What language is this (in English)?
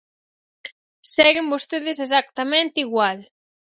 Galician